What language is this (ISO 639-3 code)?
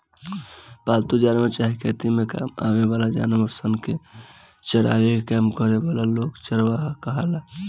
bho